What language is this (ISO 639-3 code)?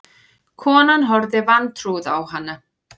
isl